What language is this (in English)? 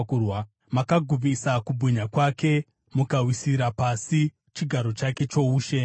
Shona